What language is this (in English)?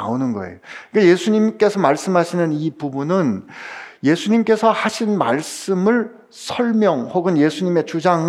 Korean